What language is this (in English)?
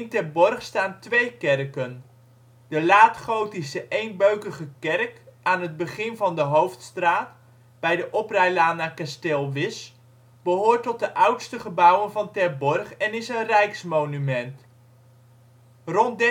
Dutch